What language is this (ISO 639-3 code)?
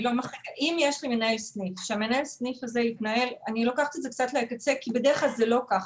heb